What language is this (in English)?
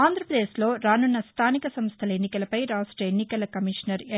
Telugu